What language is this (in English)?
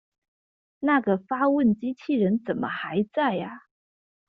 Chinese